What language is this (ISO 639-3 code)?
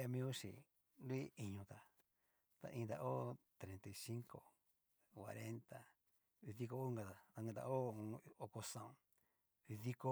miu